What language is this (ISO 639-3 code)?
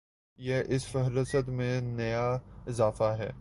urd